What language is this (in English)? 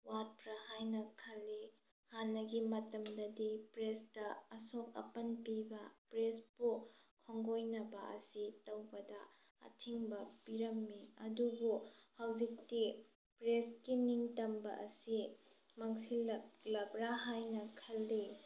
Manipuri